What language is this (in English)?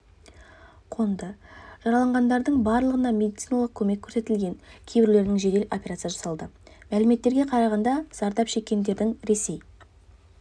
Kazakh